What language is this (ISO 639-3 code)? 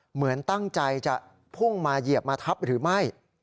tha